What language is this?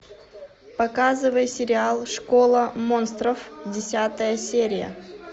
Russian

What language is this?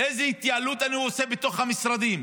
Hebrew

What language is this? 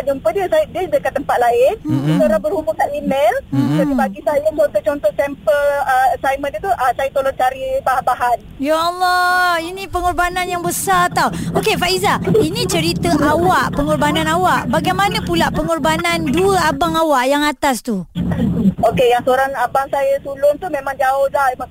Malay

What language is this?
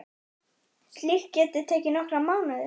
Icelandic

